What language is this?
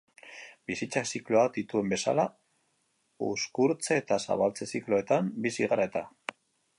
Basque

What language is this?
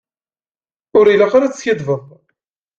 Kabyle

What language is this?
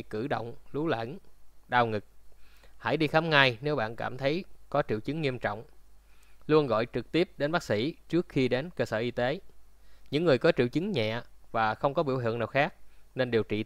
Vietnamese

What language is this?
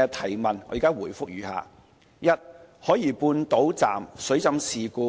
Cantonese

